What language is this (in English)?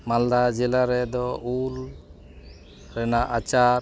Santali